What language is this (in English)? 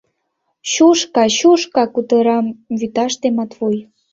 Mari